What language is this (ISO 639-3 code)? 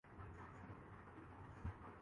urd